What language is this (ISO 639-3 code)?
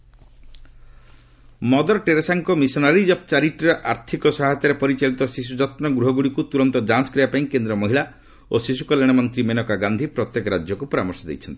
ori